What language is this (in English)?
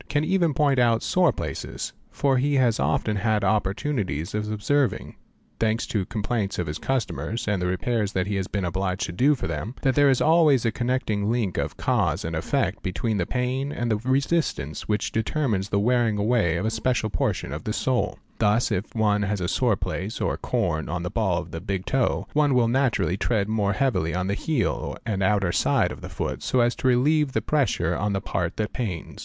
English